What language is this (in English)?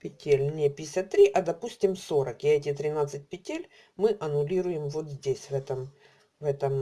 Russian